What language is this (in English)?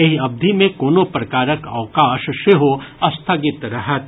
Maithili